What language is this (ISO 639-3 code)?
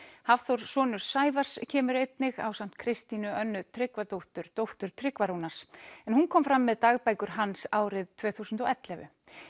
isl